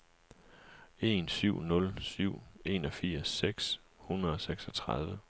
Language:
Danish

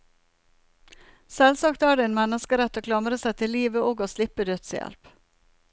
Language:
Norwegian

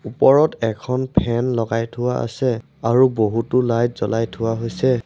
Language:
Assamese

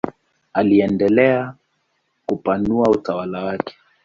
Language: Swahili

